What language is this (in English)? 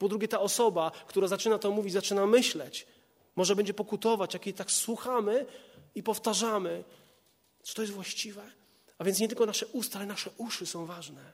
Polish